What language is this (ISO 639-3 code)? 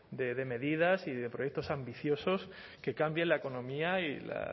spa